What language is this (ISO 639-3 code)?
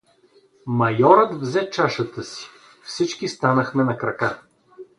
bul